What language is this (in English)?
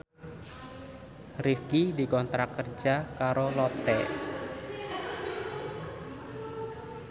Javanese